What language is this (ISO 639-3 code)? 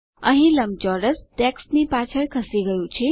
guj